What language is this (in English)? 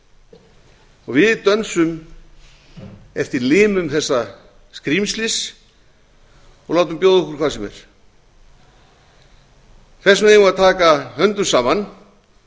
Icelandic